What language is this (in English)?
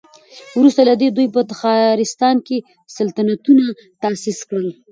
Pashto